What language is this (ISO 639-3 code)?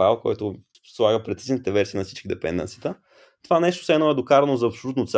bul